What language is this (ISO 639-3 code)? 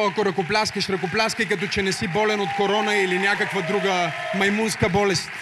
bul